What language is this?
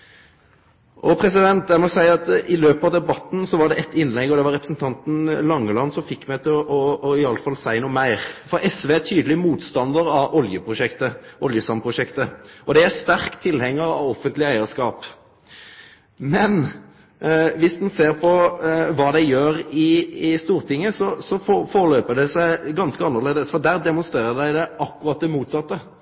Norwegian Nynorsk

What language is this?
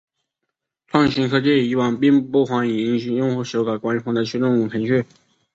Chinese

